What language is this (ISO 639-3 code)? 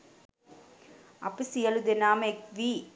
sin